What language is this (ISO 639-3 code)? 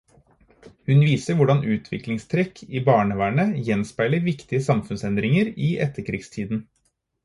nob